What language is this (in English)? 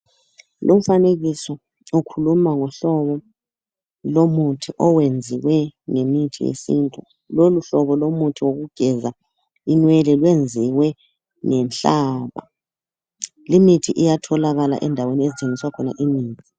North Ndebele